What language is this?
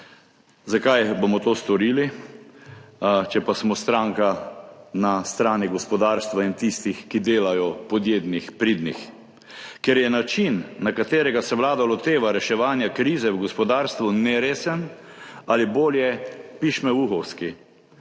Slovenian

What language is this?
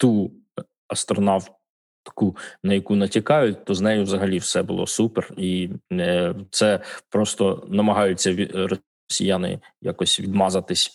Ukrainian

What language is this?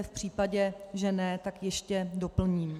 Czech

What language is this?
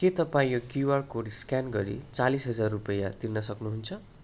Nepali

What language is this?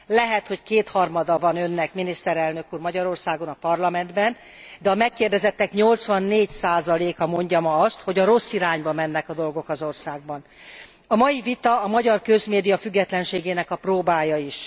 Hungarian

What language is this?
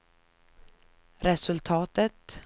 Swedish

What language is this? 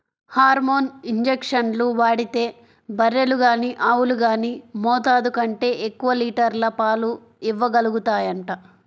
Telugu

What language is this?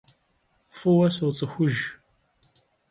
Kabardian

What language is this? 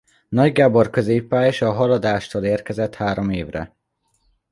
Hungarian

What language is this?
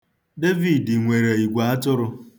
Igbo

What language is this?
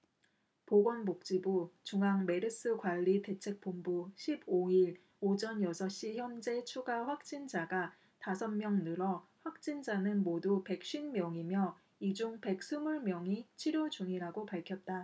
Korean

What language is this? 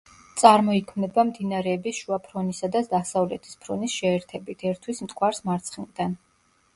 Georgian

